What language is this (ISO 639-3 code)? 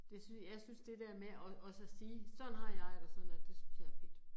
dan